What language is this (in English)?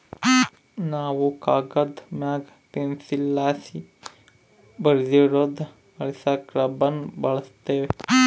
Kannada